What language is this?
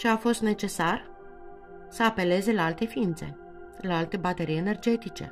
Romanian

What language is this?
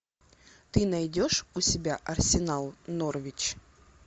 Russian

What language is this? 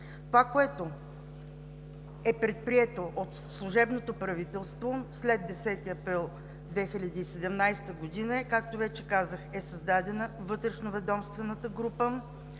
Bulgarian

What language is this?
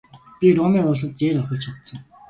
Mongolian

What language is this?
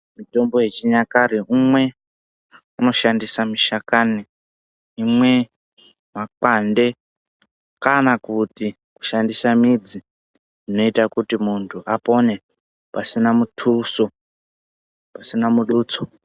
Ndau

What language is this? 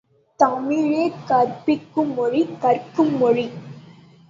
Tamil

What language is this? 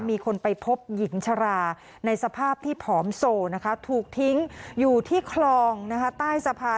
Thai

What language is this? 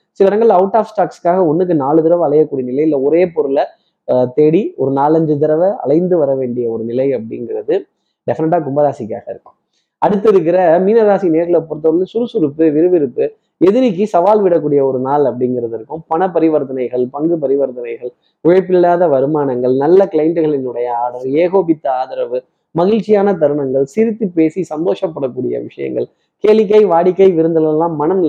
Tamil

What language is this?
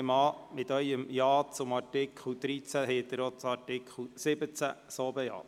Swiss German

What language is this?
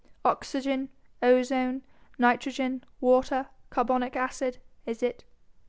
English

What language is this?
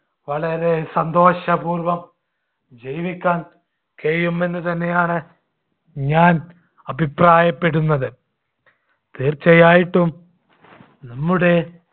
Malayalam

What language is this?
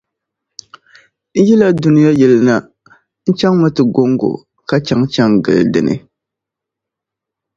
Dagbani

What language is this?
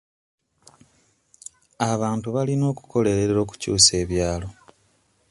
Ganda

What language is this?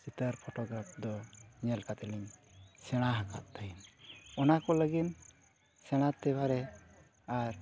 Santali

